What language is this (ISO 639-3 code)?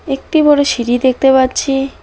ben